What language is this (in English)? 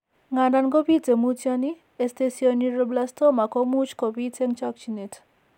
Kalenjin